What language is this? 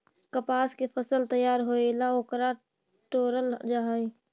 Magahi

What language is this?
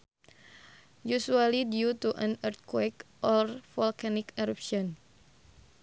Sundanese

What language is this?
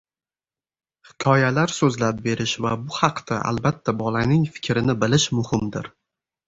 Uzbek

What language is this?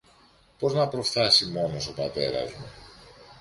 Greek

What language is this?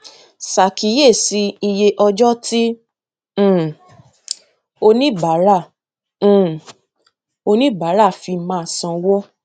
Yoruba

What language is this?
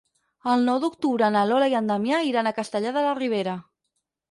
Catalan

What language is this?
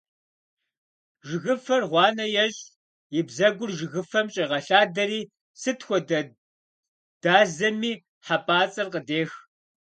Kabardian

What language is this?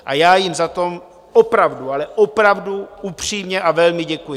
Czech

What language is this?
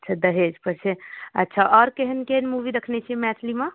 Maithili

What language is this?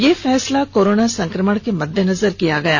Hindi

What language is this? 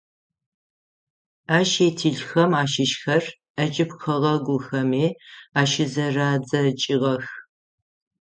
Adyghe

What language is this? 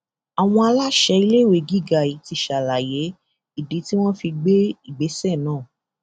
Yoruba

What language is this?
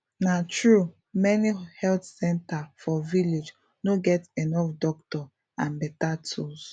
Nigerian Pidgin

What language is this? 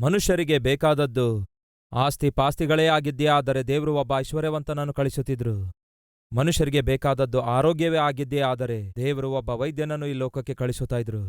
Kannada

